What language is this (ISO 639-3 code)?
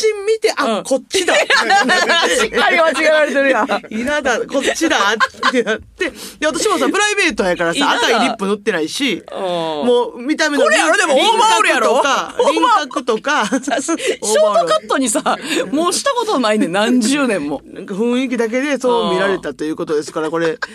jpn